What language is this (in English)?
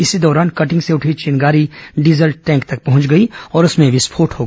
Hindi